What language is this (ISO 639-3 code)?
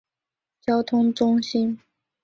zho